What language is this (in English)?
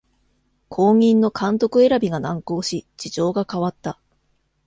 Japanese